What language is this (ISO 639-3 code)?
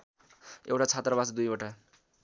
nep